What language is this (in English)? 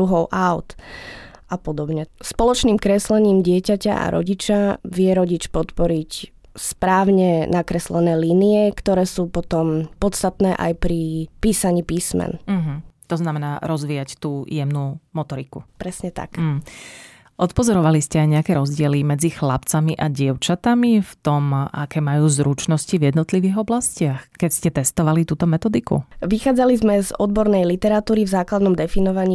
Slovak